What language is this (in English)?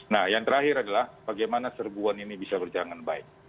Indonesian